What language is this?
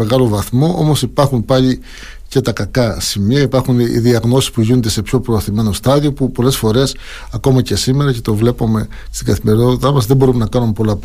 Greek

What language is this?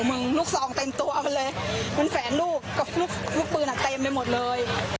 Thai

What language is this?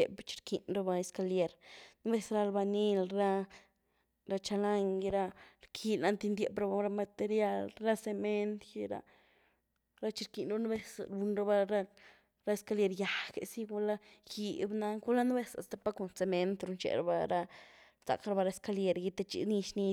Güilá Zapotec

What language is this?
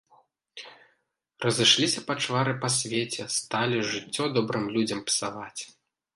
Belarusian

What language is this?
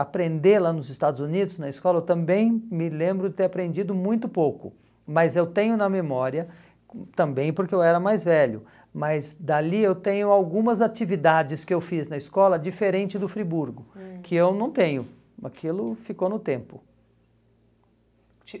Portuguese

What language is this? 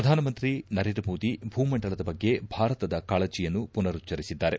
Kannada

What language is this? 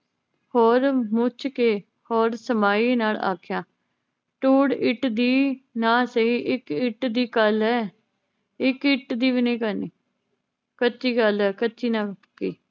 Punjabi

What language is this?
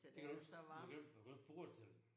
Danish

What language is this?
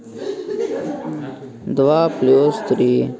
Russian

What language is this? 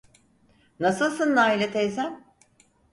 Turkish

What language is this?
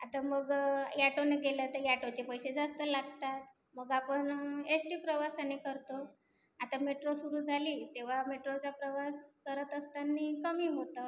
Marathi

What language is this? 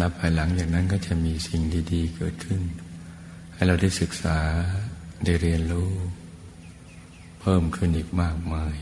Thai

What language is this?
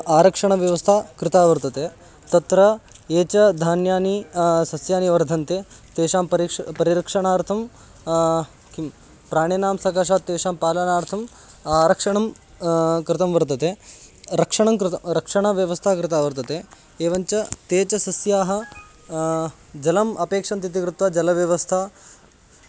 Sanskrit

